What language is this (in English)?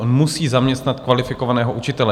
Czech